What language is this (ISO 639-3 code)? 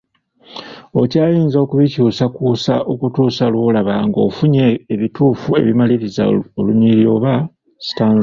lug